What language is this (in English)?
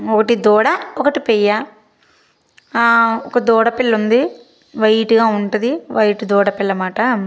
Telugu